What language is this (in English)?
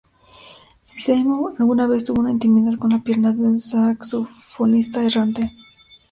Spanish